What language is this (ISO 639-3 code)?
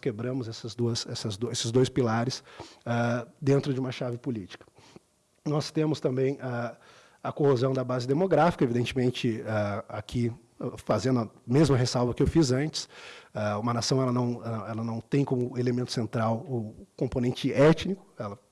por